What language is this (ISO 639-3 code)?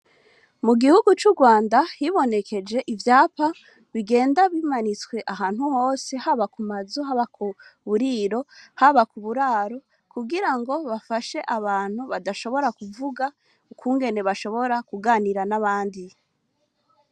run